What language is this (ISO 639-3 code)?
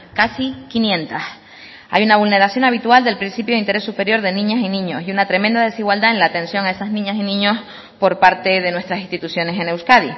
spa